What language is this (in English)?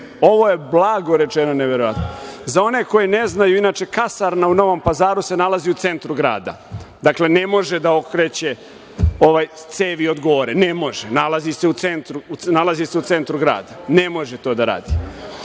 Serbian